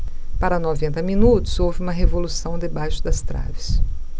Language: Portuguese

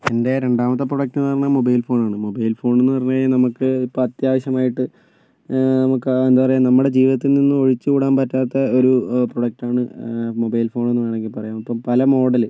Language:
Malayalam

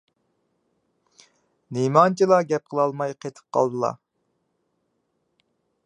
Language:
Uyghur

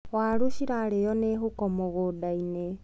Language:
Kikuyu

